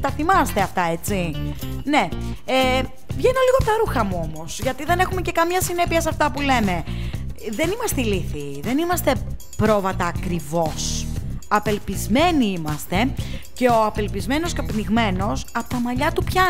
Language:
Greek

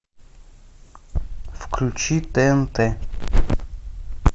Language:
Russian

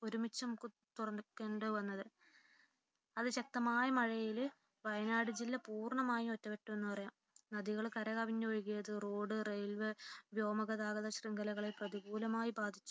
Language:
Malayalam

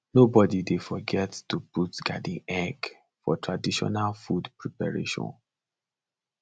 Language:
Nigerian Pidgin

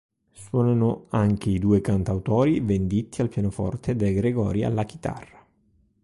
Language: Italian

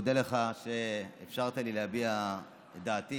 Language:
Hebrew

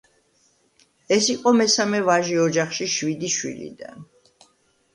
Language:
Georgian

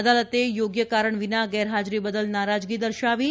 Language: Gujarati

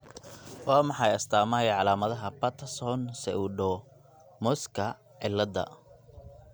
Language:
Somali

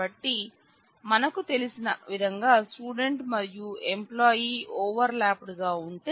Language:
Telugu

